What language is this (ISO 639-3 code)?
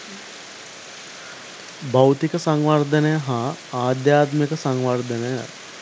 sin